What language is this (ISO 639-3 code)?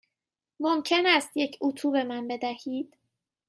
fas